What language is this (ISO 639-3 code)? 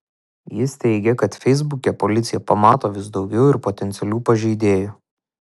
lit